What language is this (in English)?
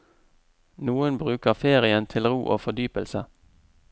Norwegian